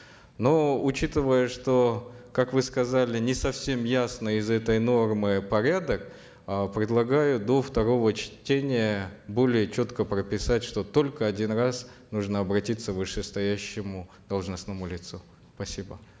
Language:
Kazakh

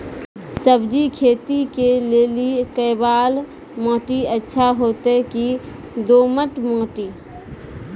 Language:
Maithili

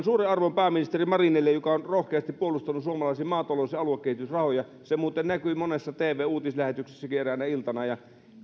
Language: Finnish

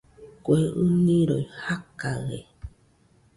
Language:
Nüpode Huitoto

